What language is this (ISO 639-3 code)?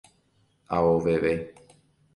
grn